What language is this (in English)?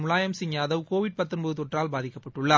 Tamil